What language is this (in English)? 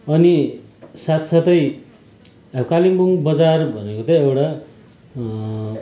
Nepali